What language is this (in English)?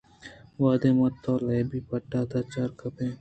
Eastern Balochi